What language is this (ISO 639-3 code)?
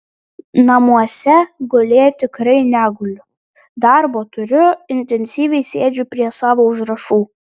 lit